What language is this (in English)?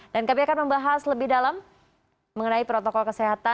Indonesian